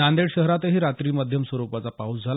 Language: Marathi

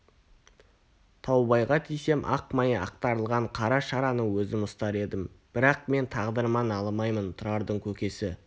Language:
Kazakh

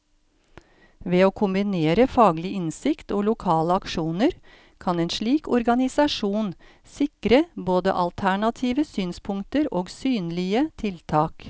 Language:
Norwegian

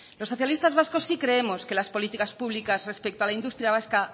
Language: Spanish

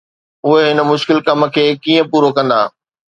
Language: Sindhi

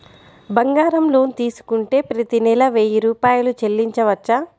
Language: Telugu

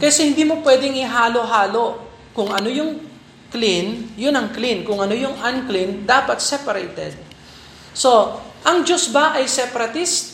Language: Filipino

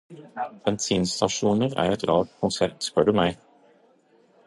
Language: Norwegian Bokmål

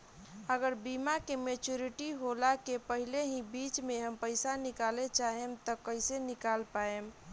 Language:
Bhojpuri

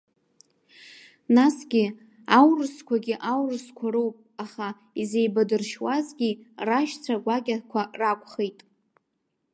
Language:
Abkhazian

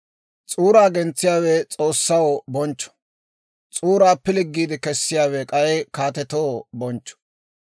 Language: Dawro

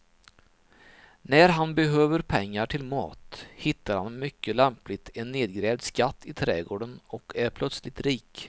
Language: Swedish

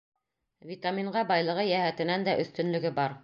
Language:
Bashkir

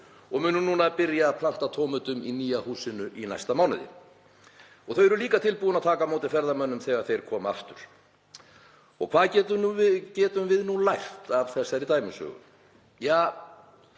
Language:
Icelandic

